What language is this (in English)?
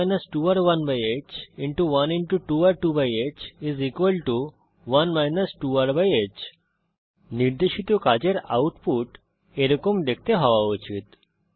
Bangla